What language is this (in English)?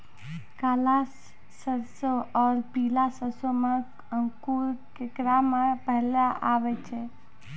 Maithili